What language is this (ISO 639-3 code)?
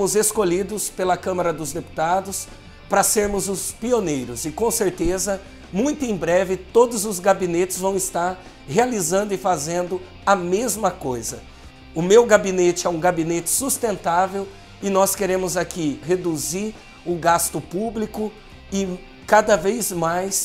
por